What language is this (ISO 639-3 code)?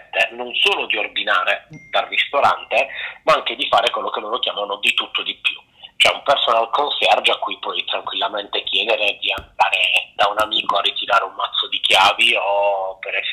ita